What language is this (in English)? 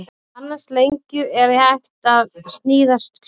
Icelandic